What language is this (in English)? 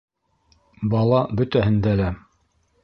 Bashkir